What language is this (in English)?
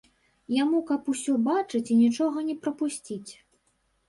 Belarusian